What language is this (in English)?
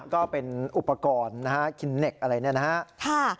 Thai